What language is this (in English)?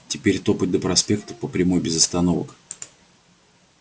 Russian